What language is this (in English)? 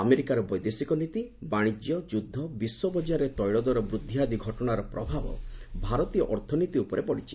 Odia